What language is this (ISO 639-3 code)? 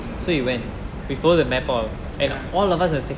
eng